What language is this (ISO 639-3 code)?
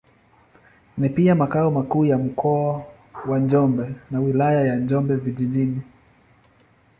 swa